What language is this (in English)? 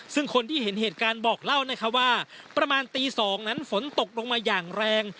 Thai